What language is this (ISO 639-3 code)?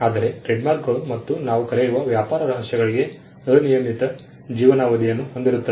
kan